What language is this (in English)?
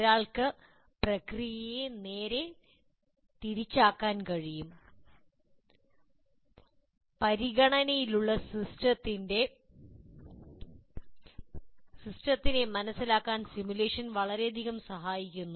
Malayalam